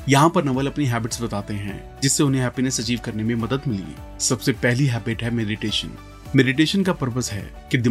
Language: Hindi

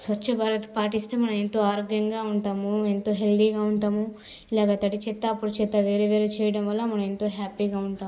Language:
Telugu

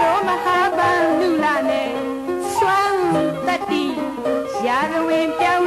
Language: Vietnamese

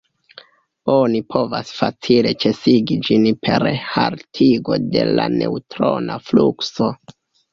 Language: Esperanto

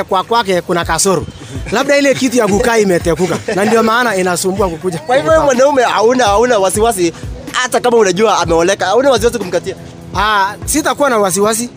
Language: Swahili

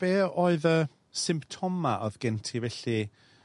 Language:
Welsh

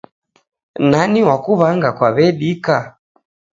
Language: Taita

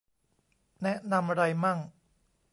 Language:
Thai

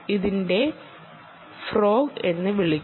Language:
Malayalam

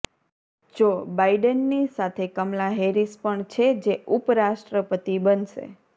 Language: Gujarati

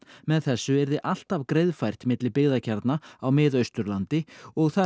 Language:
Icelandic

